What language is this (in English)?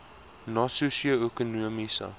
Afrikaans